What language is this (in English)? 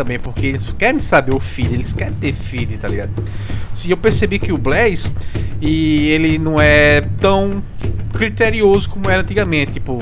Portuguese